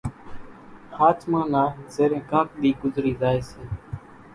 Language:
Kachi Koli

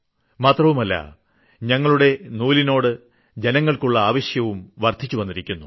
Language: Malayalam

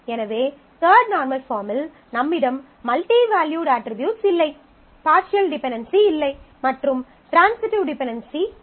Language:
Tamil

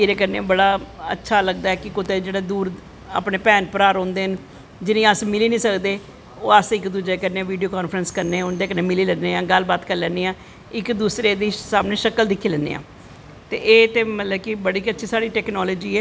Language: Dogri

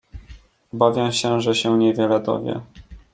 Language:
Polish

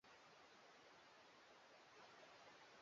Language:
Swahili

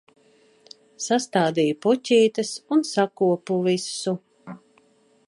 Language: Latvian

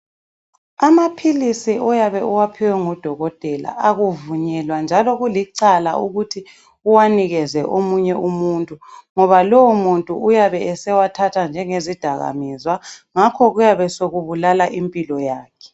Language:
North Ndebele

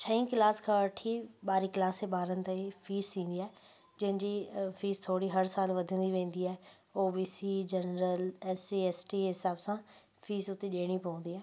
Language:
Sindhi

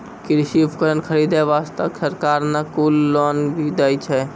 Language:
Maithili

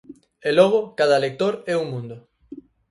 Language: Galician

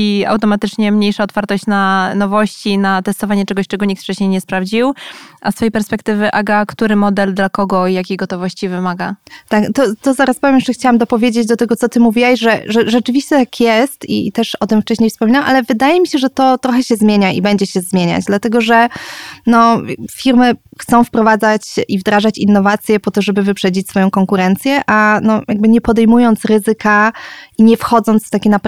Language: Polish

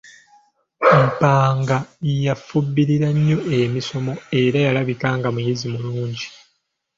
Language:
Ganda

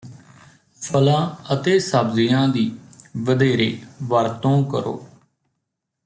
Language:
Punjabi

